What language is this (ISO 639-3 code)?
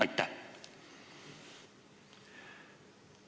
est